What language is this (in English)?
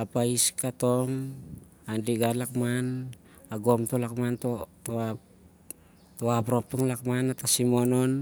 Siar-Lak